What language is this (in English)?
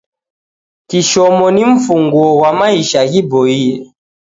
Taita